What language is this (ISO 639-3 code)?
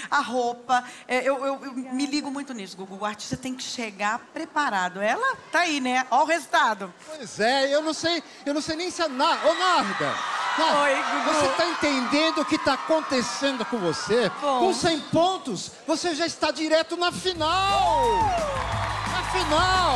por